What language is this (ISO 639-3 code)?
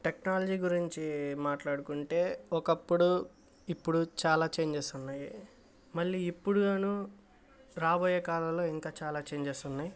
tel